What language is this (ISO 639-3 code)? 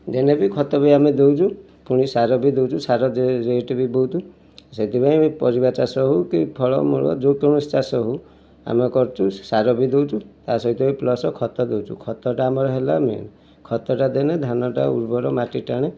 ori